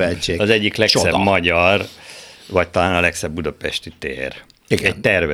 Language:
Hungarian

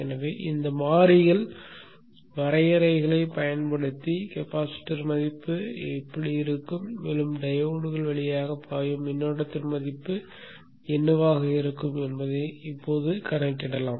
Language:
Tamil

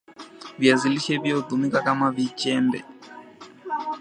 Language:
Swahili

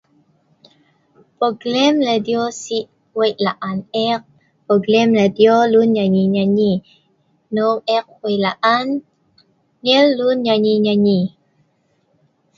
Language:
Sa'ban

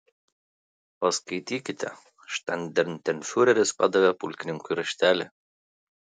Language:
Lithuanian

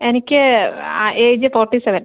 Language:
Malayalam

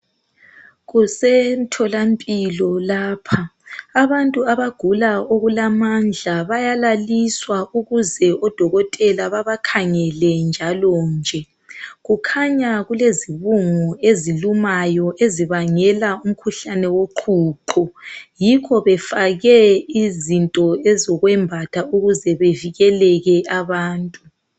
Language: North Ndebele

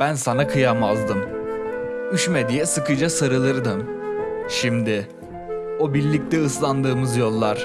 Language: Turkish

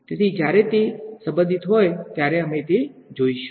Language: Gujarati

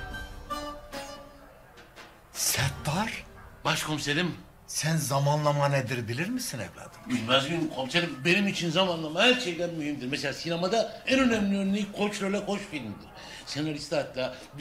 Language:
Turkish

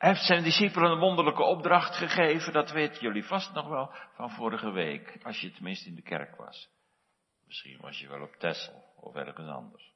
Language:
Dutch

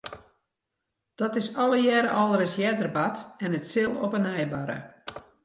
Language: Western Frisian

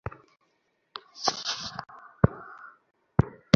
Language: Bangla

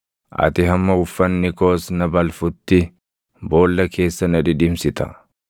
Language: Oromo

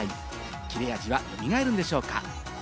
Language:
Japanese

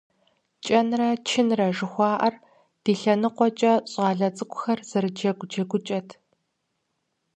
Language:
Kabardian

